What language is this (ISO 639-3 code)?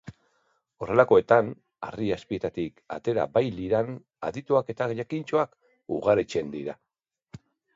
eus